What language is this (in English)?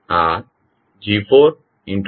Gujarati